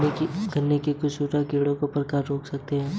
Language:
Hindi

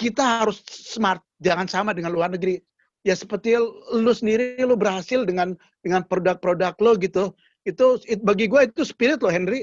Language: Indonesian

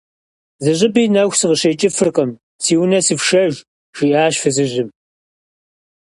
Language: Kabardian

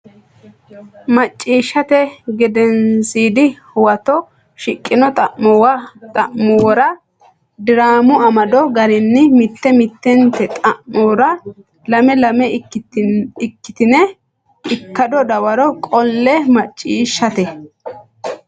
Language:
Sidamo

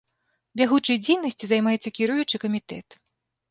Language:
Belarusian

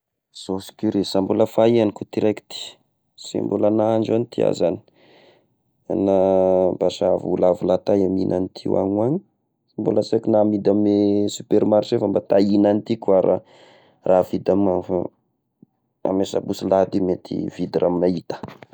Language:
Tesaka Malagasy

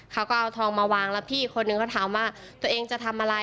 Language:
Thai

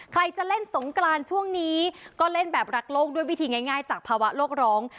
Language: Thai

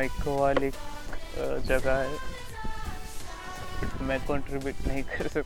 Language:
Marathi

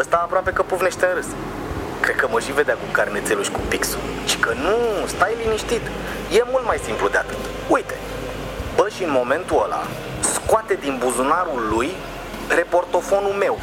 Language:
Romanian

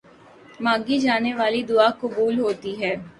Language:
Urdu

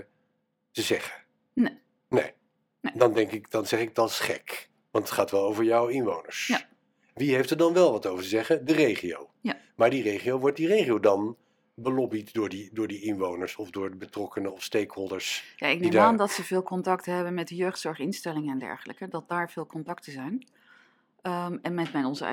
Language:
Dutch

